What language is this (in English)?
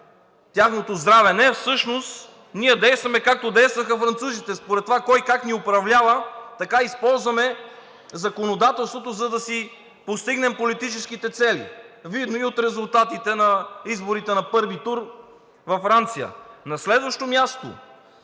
Bulgarian